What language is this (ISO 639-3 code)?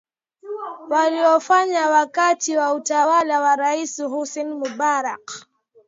swa